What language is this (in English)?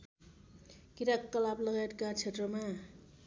Nepali